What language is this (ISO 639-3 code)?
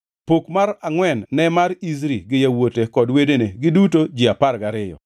luo